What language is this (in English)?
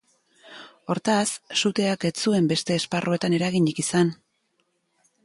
Basque